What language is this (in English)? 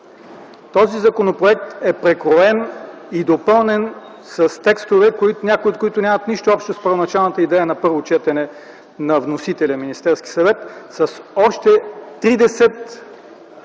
Bulgarian